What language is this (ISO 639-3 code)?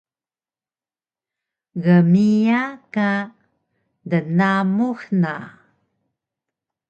trv